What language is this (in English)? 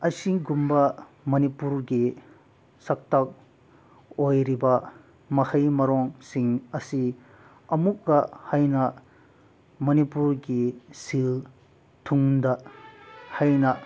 Manipuri